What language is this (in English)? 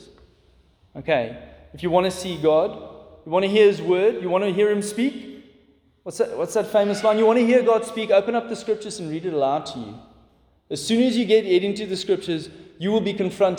English